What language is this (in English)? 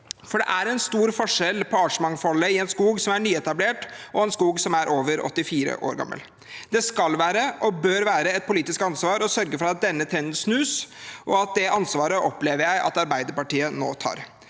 Norwegian